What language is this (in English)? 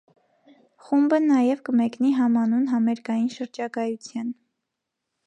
Armenian